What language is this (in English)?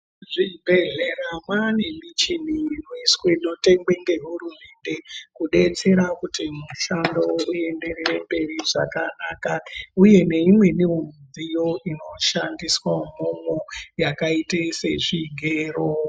Ndau